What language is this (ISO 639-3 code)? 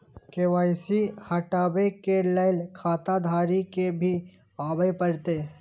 mai